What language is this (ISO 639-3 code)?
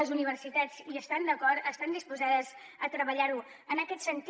cat